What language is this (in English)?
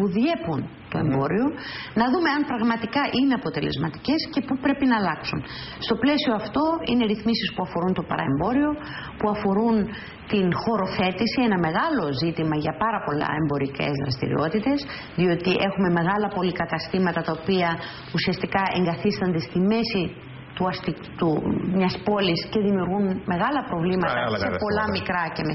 Greek